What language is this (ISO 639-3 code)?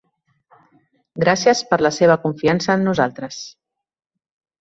cat